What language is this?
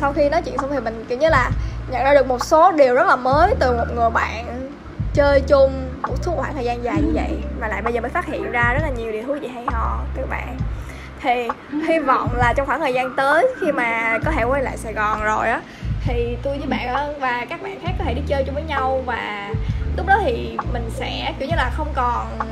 Vietnamese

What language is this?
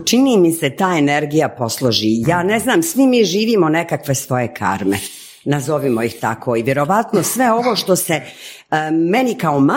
Croatian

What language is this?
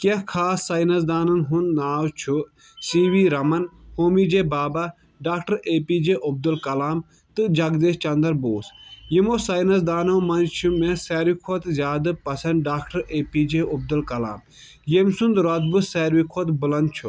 Kashmiri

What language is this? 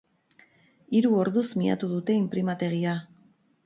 Basque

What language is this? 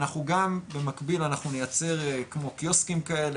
Hebrew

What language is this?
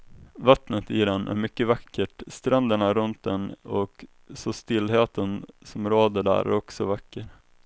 Swedish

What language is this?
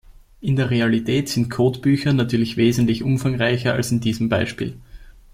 German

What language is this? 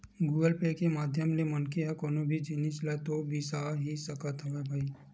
Chhattisgarhi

